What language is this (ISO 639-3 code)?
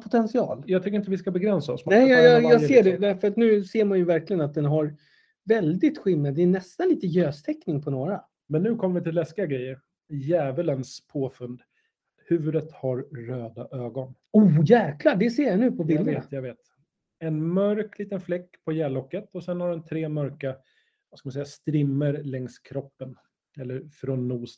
swe